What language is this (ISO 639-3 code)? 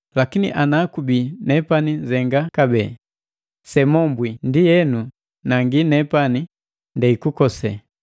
mgv